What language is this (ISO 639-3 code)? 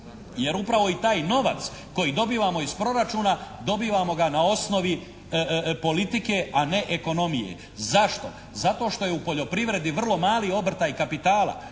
hrv